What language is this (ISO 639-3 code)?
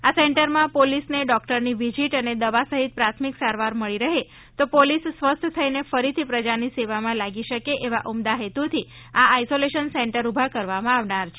guj